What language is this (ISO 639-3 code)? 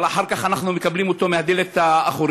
heb